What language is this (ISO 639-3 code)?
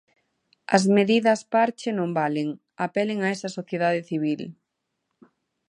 glg